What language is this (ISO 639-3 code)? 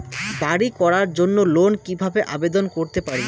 ben